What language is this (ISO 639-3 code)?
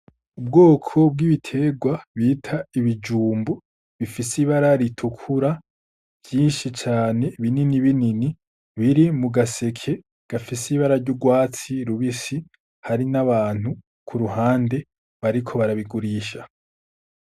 run